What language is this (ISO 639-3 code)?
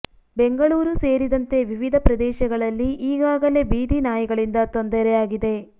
kan